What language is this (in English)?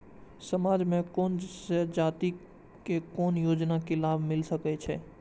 Maithili